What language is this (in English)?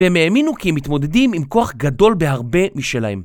Hebrew